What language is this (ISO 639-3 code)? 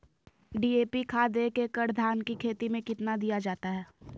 mag